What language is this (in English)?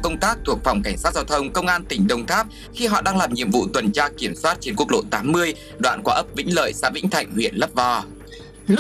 Vietnamese